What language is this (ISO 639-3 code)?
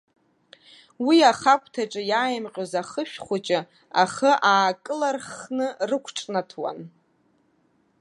abk